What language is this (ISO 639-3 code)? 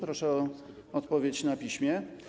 pol